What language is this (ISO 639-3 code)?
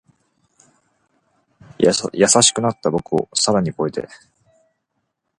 jpn